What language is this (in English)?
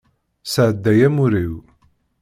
Kabyle